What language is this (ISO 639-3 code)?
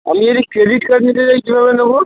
ben